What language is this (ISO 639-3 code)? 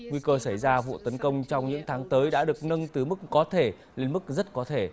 vie